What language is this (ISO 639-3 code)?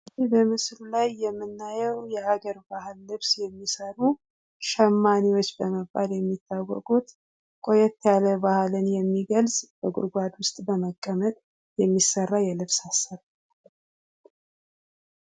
amh